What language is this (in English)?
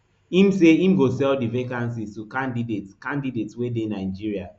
Nigerian Pidgin